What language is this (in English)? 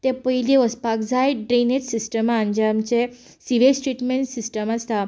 Konkani